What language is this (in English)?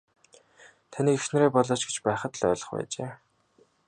Mongolian